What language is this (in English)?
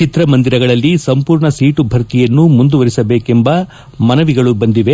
Kannada